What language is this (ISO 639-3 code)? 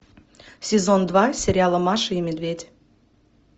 rus